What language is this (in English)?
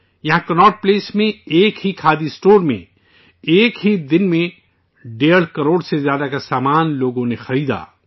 Urdu